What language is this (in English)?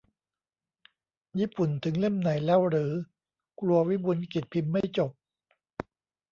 Thai